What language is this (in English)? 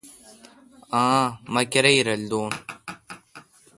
Kalkoti